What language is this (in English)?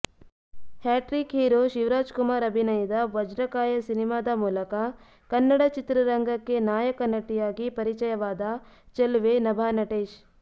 Kannada